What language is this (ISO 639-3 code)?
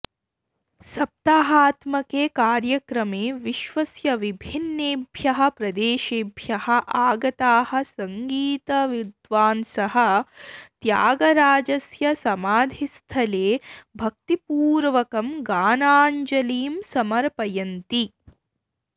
san